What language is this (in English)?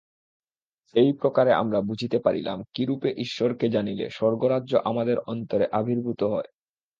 Bangla